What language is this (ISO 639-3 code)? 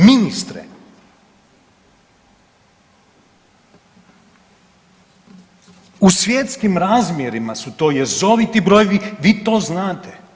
hrv